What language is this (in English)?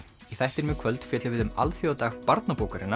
Icelandic